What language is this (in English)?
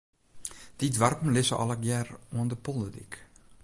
Western Frisian